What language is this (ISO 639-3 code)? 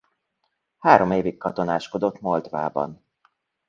hun